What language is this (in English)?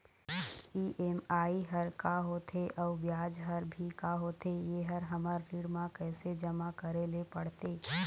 Chhattisgarhi